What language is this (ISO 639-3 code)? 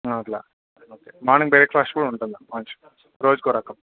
tel